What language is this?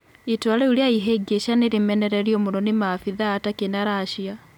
Kikuyu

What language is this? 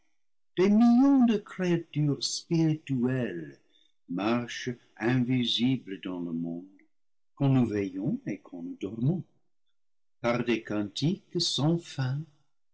French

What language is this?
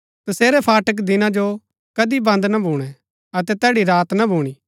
Gaddi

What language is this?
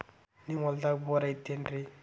Kannada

